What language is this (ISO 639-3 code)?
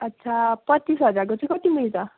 nep